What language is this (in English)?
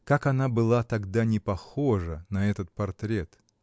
Russian